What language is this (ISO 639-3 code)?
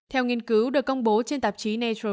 vie